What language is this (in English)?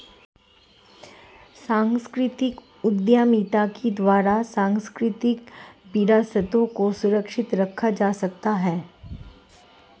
Hindi